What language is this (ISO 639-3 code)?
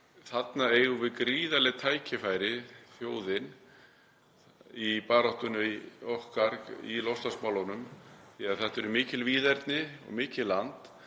isl